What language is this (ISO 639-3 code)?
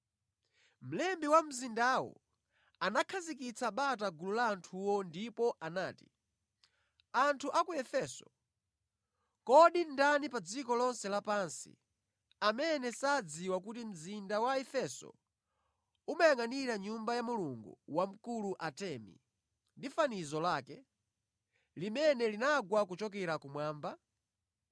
nya